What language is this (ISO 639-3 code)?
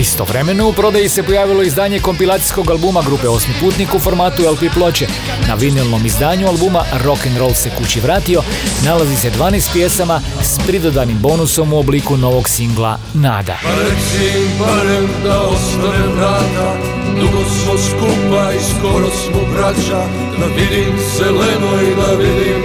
hrv